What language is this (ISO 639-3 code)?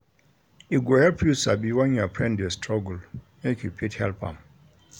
pcm